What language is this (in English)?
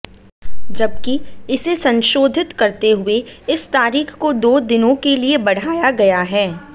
Hindi